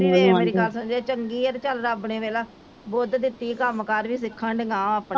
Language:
Punjabi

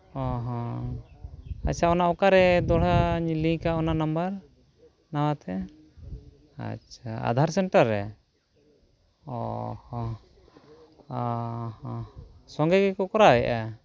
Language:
Santali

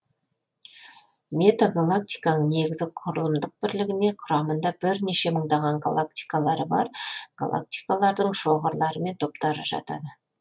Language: Kazakh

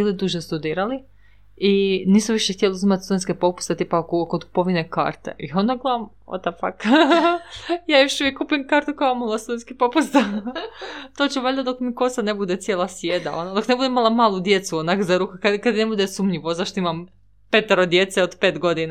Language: Croatian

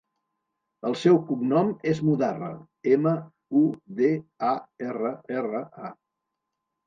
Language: Catalan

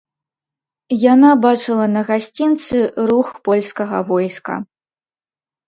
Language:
Belarusian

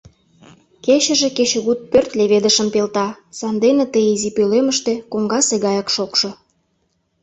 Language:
Mari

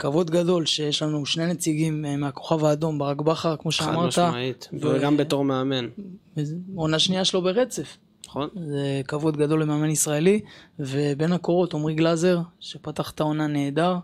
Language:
Hebrew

